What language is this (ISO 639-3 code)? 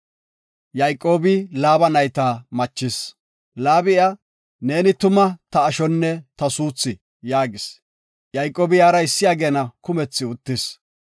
gof